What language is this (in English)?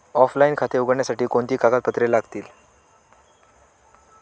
Marathi